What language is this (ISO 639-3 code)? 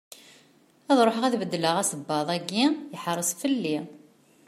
kab